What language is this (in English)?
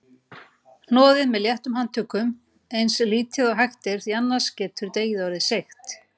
Icelandic